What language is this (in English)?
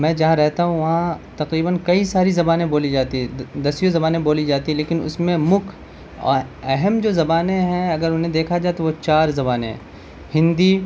Urdu